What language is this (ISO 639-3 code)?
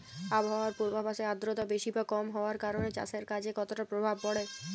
ben